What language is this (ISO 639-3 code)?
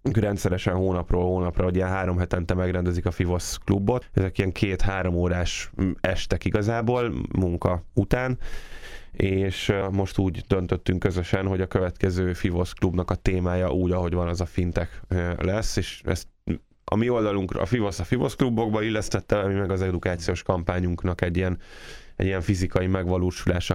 hun